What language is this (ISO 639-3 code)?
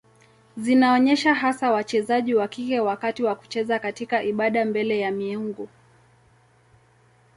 swa